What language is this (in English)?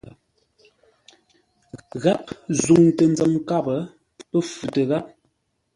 Ngombale